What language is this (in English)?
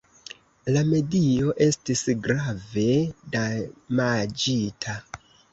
Esperanto